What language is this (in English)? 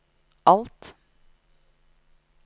Norwegian